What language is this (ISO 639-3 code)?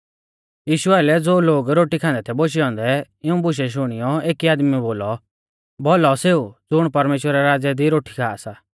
bfz